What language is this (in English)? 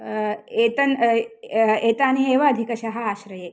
Sanskrit